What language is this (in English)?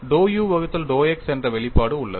Tamil